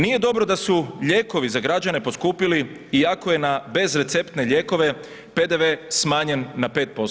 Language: Croatian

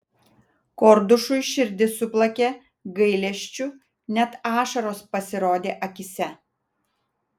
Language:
Lithuanian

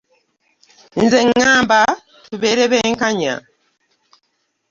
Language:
Ganda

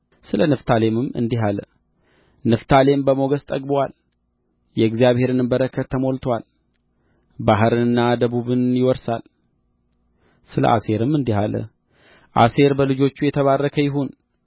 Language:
Amharic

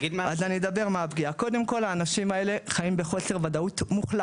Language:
Hebrew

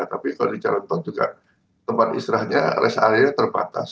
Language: Indonesian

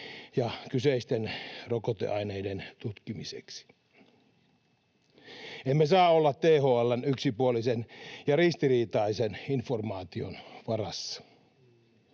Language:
Finnish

